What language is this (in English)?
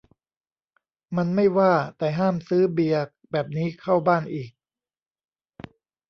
Thai